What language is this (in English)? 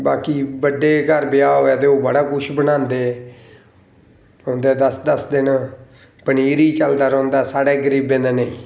Dogri